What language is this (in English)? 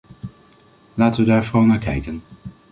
Dutch